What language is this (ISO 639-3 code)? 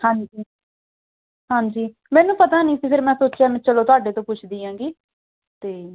pan